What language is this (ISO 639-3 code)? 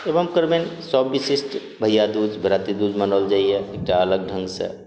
mai